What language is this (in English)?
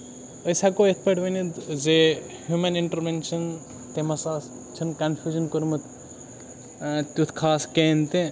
Kashmiri